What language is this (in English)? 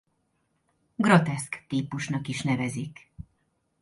Hungarian